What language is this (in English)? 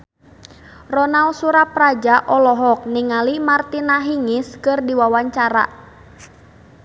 Sundanese